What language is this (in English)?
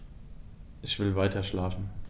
German